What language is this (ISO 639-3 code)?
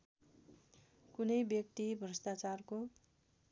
nep